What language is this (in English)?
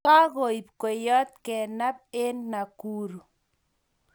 Kalenjin